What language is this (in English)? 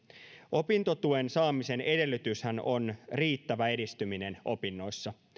Finnish